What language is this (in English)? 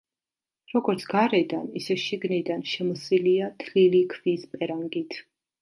Georgian